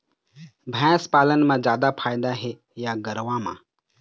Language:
Chhattisgarhi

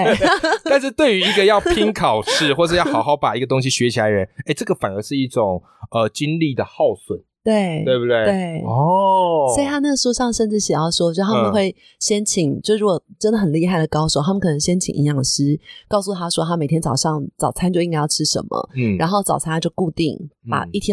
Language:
Chinese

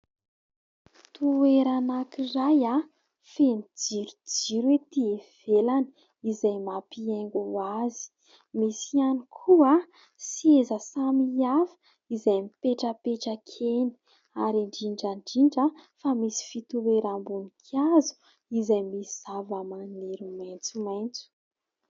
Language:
Malagasy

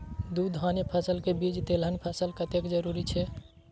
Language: Maithili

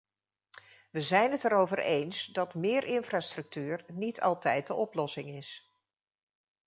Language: Dutch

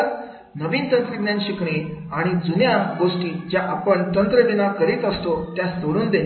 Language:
Marathi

